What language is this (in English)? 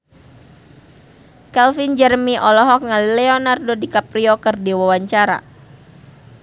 Sundanese